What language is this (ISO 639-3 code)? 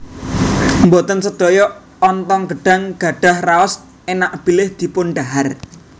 jav